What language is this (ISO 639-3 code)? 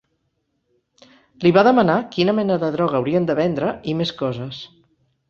cat